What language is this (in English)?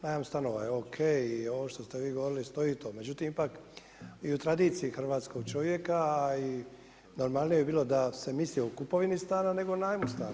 Croatian